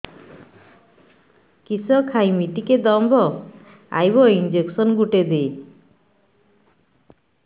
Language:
Odia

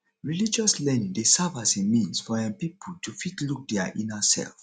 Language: Nigerian Pidgin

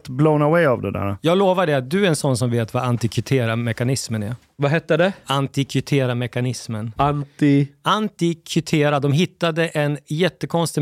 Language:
Swedish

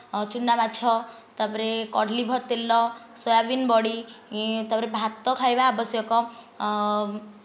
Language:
Odia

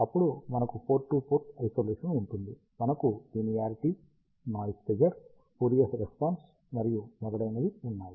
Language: Telugu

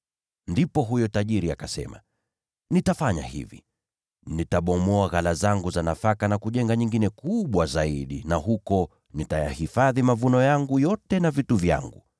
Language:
Swahili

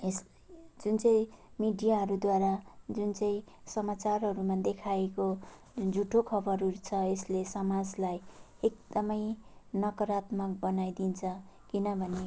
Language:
Nepali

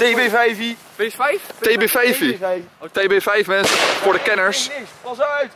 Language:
Dutch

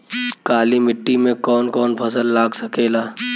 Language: Bhojpuri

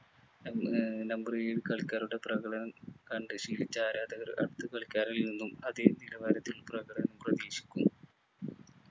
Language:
Malayalam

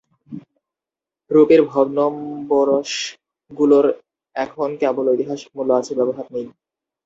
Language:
Bangla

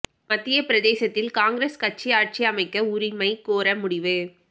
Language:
Tamil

